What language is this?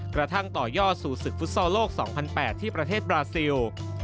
Thai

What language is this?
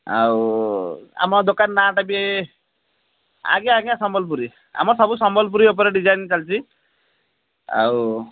Odia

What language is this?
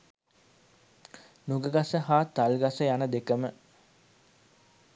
Sinhala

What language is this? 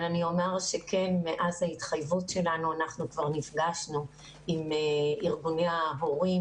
Hebrew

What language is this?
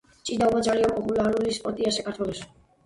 Georgian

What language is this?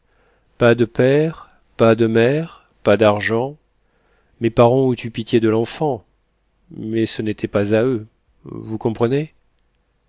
French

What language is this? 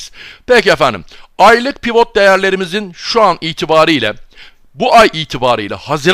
Turkish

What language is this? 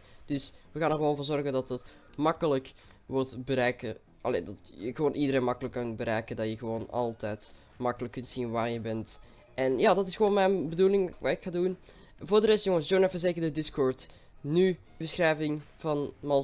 Dutch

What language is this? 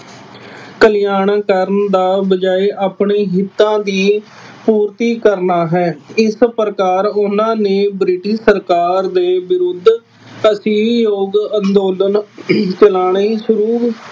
Punjabi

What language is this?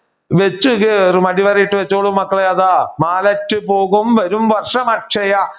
Malayalam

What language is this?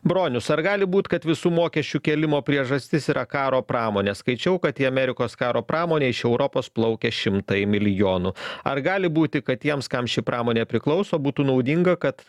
Lithuanian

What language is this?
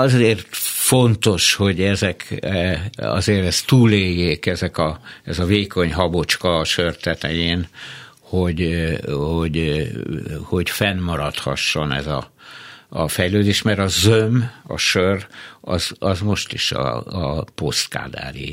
Hungarian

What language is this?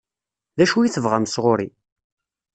Kabyle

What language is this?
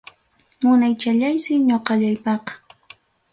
Ayacucho Quechua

